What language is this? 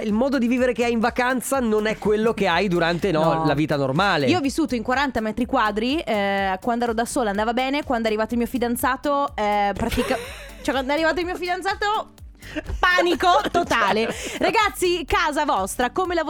Italian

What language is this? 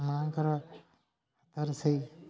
Odia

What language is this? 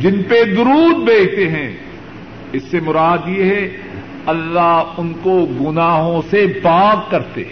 Urdu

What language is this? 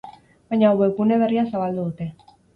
Basque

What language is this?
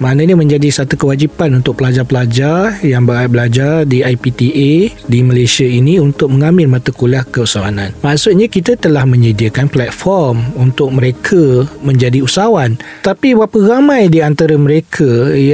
Malay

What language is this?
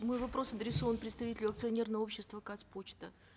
Kazakh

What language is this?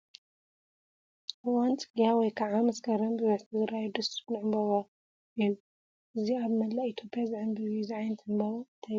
Tigrinya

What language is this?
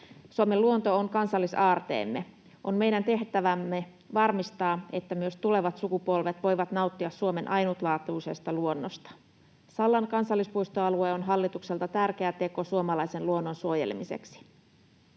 Finnish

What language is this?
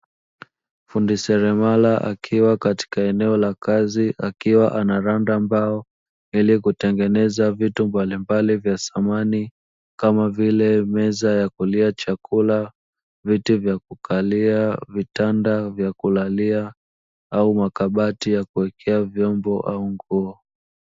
Swahili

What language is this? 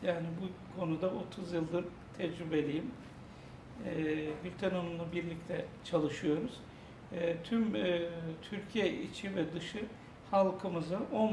Turkish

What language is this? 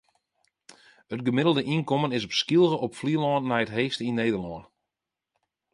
Western Frisian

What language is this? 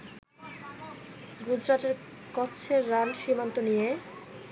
Bangla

